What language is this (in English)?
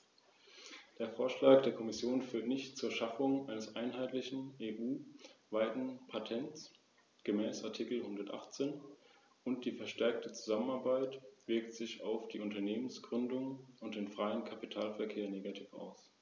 German